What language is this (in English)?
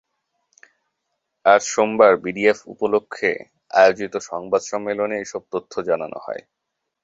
Bangla